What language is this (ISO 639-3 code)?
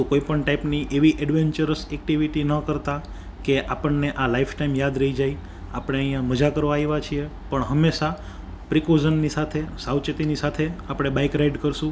guj